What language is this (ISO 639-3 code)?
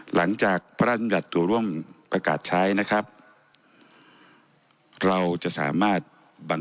tha